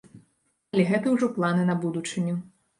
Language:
Belarusian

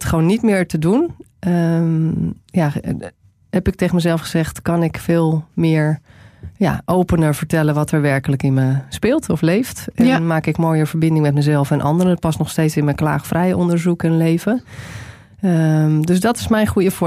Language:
Dutch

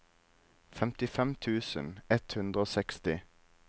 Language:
Norwegian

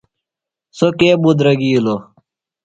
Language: Phalura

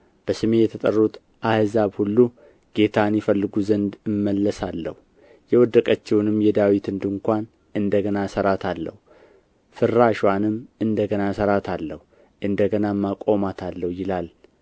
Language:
Amharic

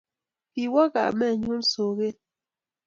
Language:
Kalenjin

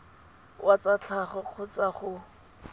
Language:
Tswana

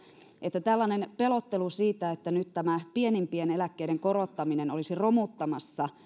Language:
Finnish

